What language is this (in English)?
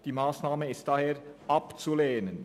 Swiss German